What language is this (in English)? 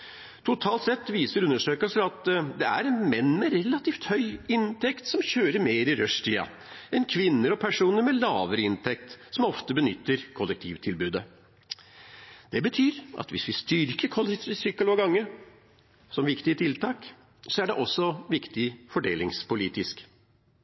Norwegian Bokmål